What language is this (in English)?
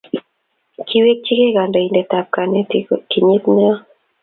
Kalenjin